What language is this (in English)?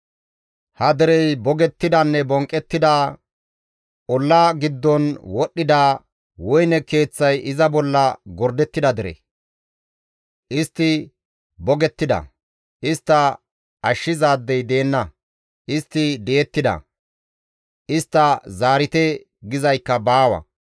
Gamo